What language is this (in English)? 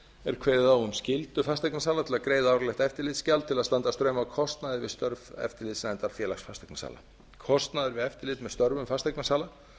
Icelandic